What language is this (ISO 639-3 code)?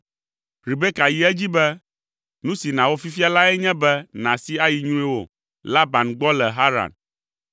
ewe